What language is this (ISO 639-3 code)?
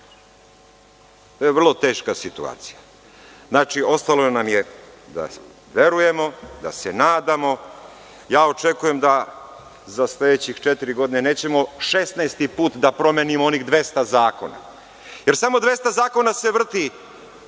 srp